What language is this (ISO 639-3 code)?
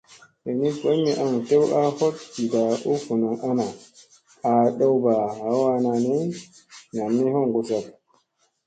mse